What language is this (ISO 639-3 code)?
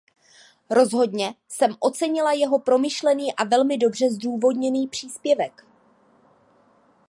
ces